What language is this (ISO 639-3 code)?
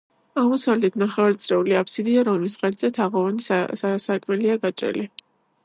kat